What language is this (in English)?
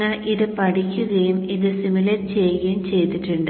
Malayalam